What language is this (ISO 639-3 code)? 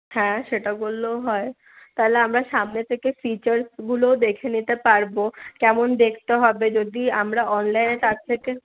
ben